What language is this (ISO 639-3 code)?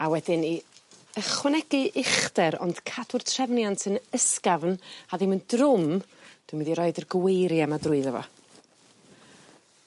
cym